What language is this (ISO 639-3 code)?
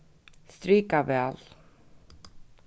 fao